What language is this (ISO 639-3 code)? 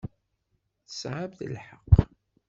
kab